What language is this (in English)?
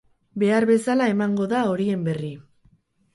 Basque